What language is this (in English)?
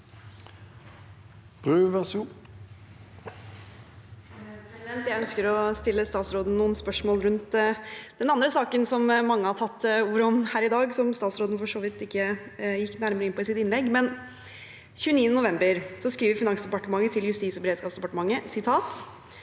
Norwegian